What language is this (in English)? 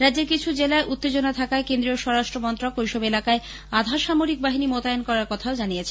Bangla